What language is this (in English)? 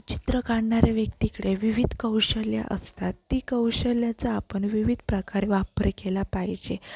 Marathi